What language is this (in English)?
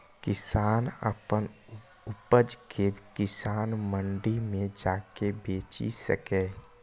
Maithili